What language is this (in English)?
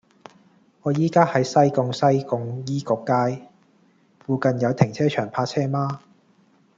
Cantonese